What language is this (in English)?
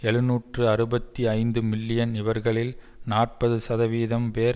Tamil